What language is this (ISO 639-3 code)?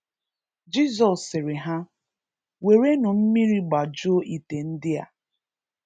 ibo